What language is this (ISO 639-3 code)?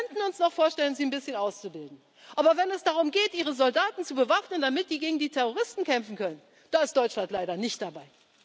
deu